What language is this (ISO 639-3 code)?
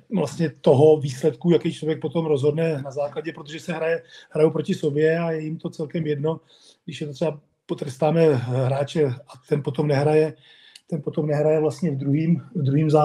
ces